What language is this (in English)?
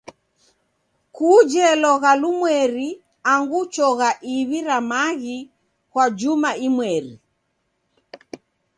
Taita